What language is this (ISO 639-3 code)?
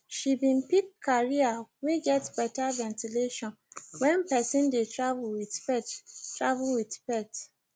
pcm